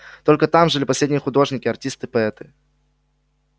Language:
Russian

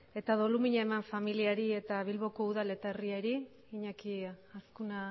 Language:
Basque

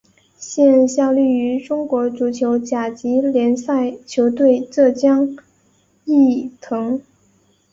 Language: Chinese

